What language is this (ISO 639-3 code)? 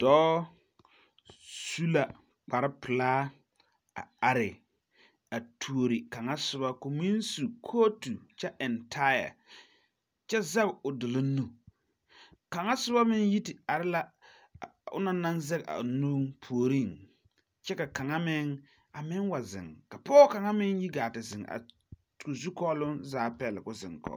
dga